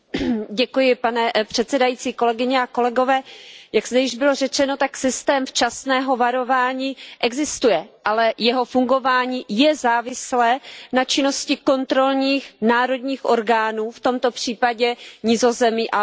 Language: Czech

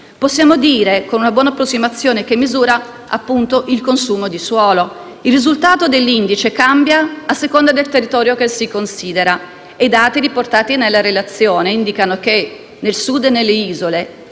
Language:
Italian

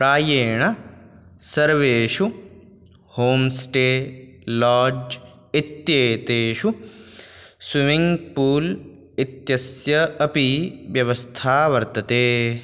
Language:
Sanskrit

